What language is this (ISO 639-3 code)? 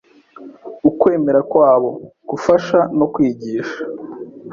kin